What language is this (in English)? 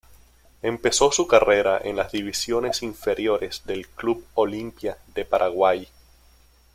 Spanish